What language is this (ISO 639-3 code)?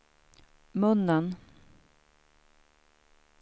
swe